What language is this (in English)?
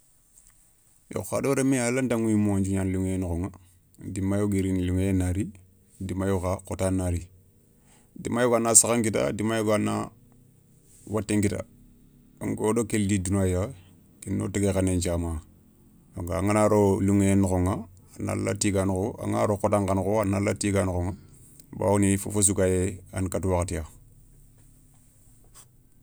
Soninke